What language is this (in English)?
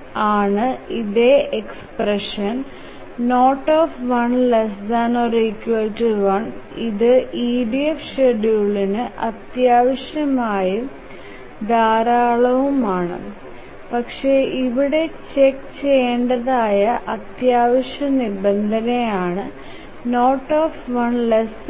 Malayalam